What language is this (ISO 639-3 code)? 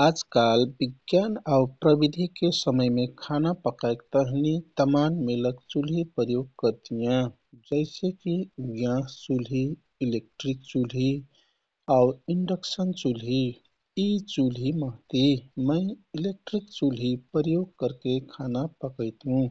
tkt